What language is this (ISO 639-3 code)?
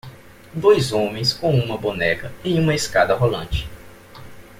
por